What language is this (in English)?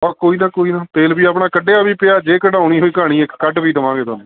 Punjabi